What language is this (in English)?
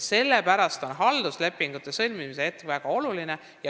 Estonian